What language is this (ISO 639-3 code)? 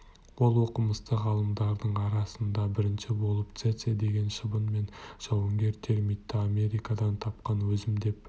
kaz